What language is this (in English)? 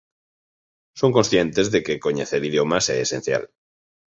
Galician